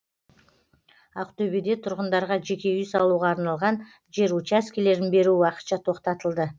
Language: Kazakh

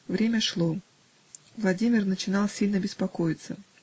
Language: Russian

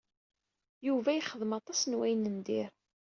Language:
Kabyle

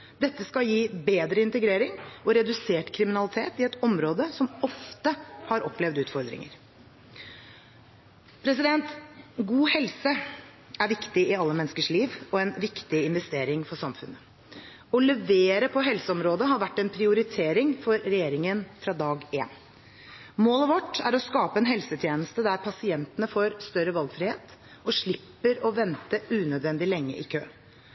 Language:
Norwegian Bokmål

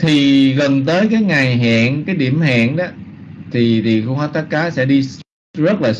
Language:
Vietnamese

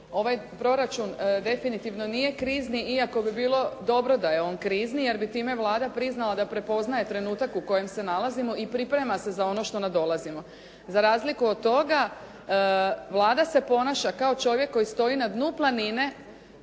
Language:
Croatian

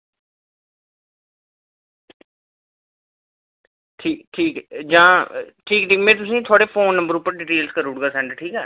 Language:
Dogri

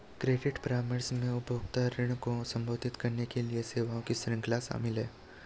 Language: Hindi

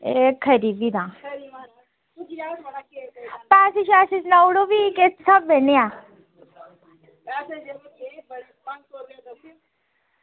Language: Dogri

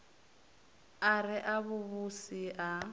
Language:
Venda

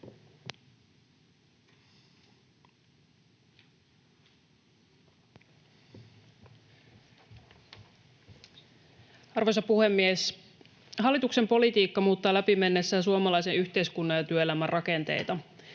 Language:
Finnish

